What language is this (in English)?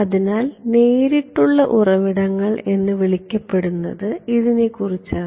Malayalam